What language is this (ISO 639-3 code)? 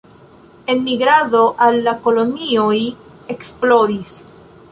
epo